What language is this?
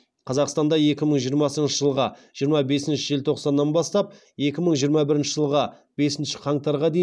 Kazakh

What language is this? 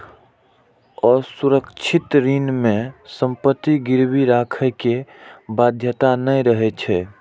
Maithili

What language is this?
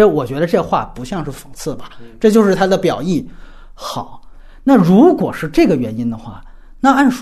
Chinese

